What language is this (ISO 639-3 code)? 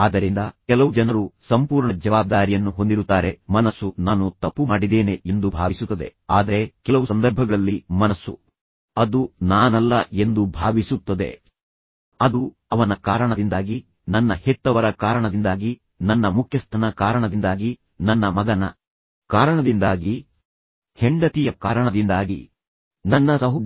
kan